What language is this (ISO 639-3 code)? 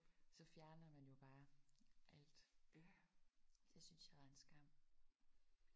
dan